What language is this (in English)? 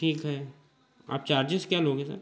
Hindi